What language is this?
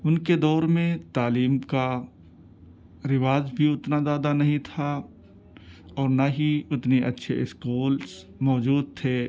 Urdu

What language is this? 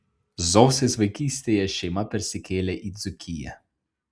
Lithuanian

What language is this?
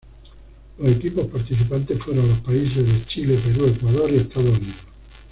Spanish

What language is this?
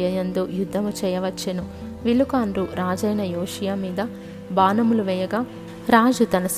Telugu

